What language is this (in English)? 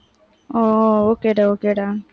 Tamil